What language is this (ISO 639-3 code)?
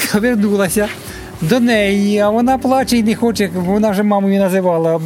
ukr